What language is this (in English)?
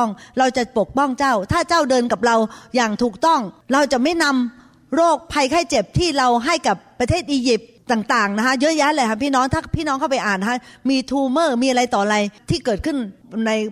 Thai